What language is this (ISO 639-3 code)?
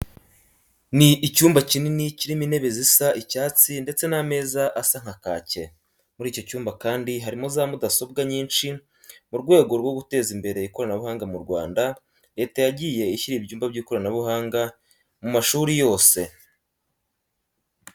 kin